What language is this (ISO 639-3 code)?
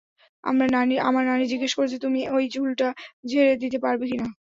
ben